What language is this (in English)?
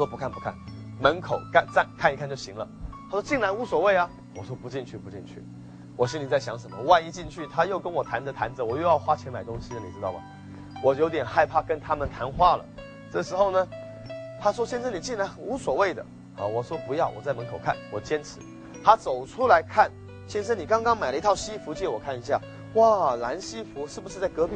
Chinese